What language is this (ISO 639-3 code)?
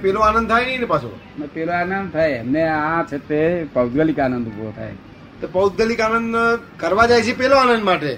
guj